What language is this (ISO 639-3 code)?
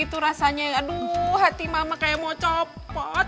ind